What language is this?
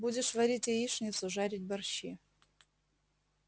Russian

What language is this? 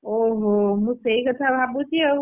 Odia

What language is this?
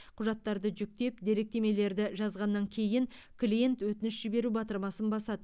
Kazakh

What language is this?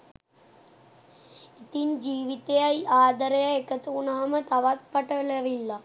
Sinhala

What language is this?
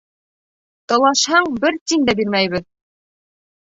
Bashkir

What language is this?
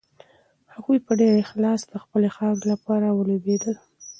Pashto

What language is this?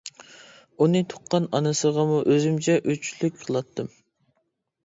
Uyghur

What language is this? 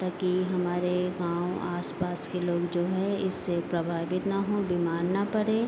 Hindi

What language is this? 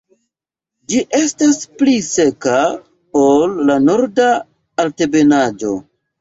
Esperanto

